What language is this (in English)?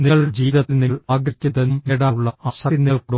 Malayalam